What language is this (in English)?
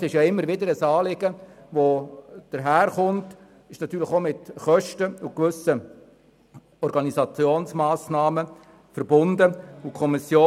Swiss German